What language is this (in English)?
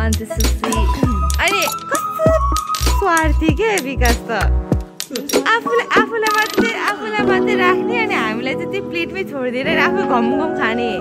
Vietnamese